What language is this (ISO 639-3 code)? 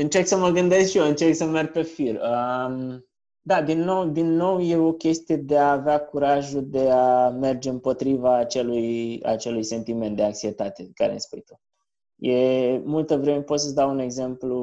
ron